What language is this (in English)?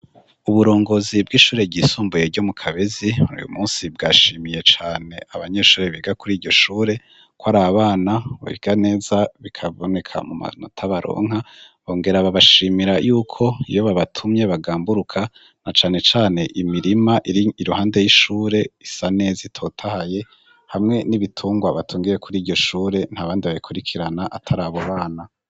Rundi